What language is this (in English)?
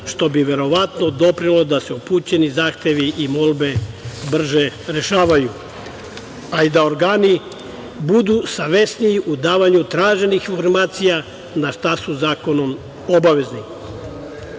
Serbian